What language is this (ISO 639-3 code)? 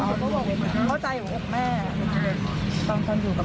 tha